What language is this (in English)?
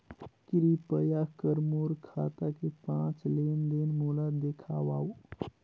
Chhattisgarhi